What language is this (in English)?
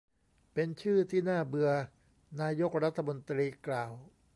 Thai